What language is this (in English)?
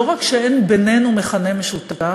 Hebrew